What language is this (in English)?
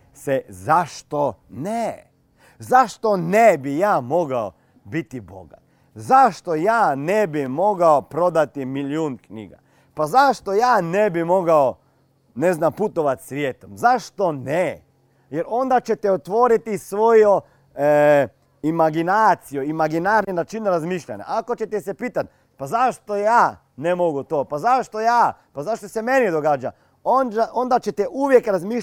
Croatian